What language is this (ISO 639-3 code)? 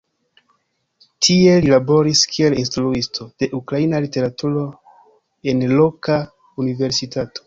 epo